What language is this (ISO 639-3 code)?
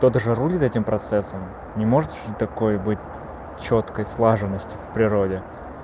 rus